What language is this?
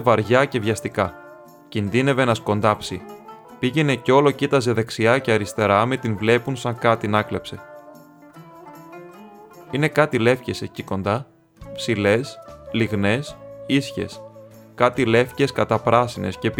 Greek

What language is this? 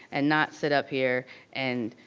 English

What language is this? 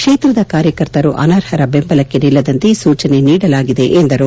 Kannada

